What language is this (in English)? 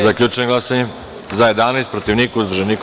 Serbian